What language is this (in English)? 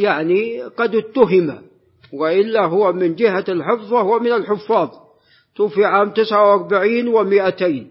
Arabic